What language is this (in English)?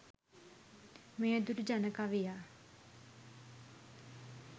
Sinhala